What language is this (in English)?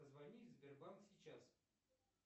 Russian